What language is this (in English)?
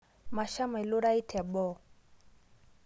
Masai